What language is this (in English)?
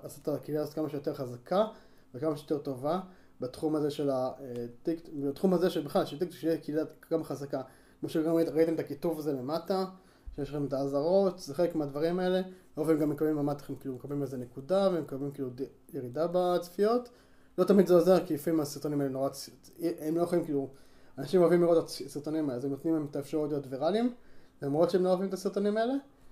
Hebrew